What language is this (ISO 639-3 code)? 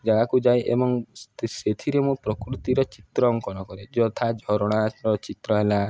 ori